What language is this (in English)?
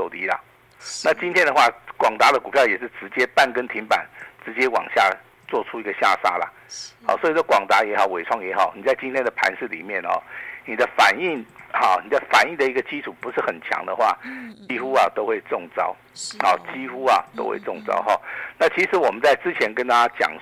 Chinese